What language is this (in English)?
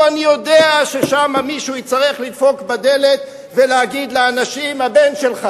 Hebrew